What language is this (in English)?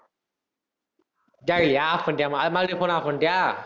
Tamil